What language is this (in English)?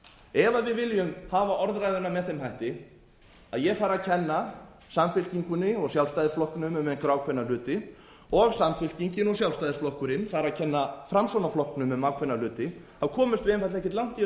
Icelandic